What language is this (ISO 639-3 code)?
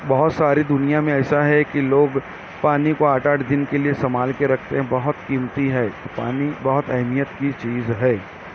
urd